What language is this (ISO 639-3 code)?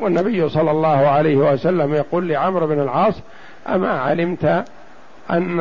ara